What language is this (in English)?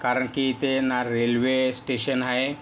Marathi